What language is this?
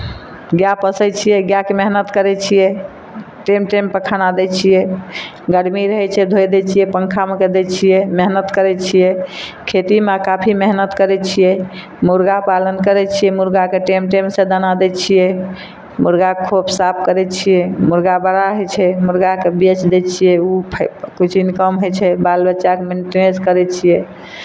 Maithili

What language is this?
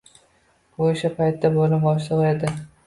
Uzbek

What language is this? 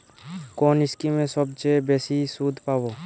Bangla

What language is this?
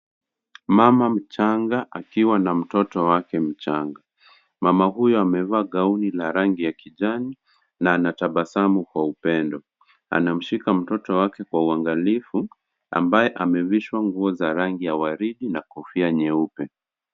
Swahili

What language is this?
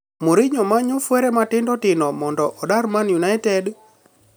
Luo (Kenya and Tanzania)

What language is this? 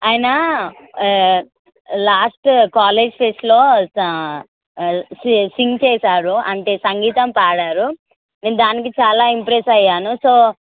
Telugu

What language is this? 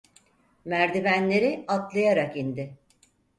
Turkish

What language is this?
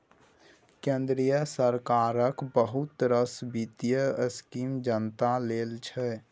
Maithili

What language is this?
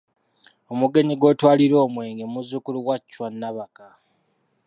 Ganda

